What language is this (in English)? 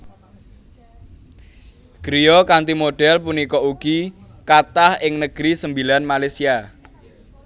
Javanese